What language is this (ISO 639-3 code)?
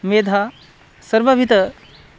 san